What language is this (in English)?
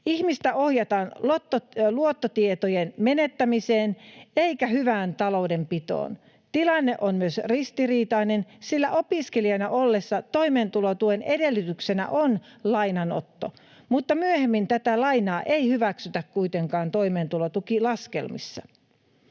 Finnish